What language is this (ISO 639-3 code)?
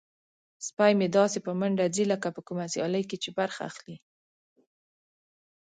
pus